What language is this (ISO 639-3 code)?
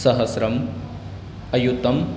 san